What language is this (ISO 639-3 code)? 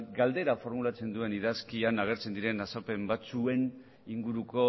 eus